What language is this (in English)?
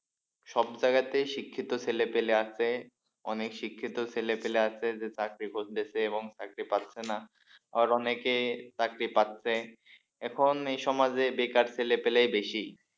Bangla